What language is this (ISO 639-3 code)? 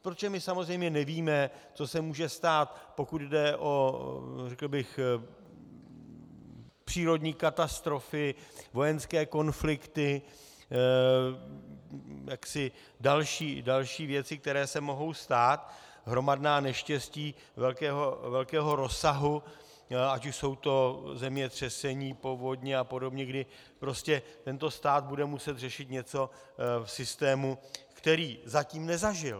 ces